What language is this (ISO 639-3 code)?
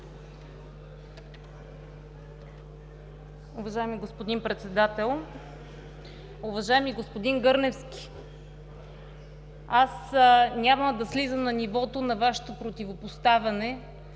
bul